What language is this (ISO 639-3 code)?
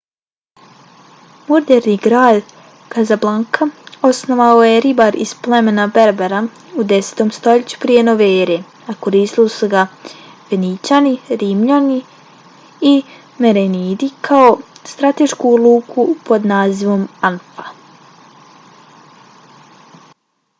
bos